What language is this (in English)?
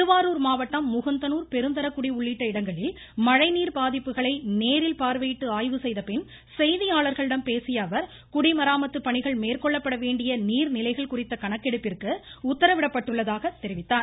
Tamil